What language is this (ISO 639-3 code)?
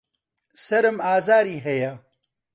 ckb